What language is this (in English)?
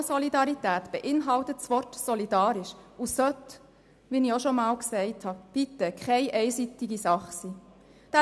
Swiss German